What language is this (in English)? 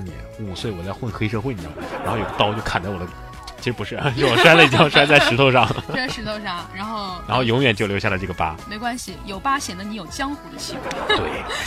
Chinese